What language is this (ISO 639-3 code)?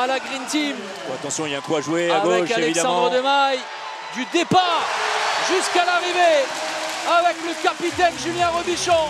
fra